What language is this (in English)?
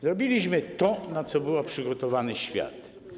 Polish